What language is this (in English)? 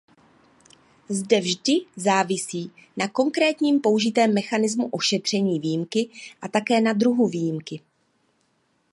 Czech